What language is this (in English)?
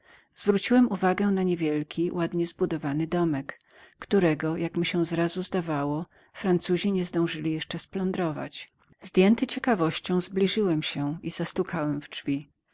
Polish